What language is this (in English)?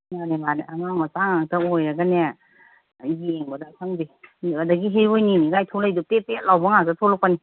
Manipuri